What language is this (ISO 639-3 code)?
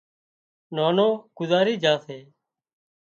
kxp